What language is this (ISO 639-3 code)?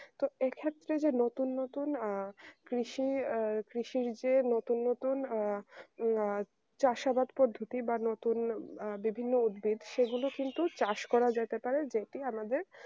ben